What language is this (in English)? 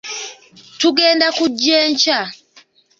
Ganda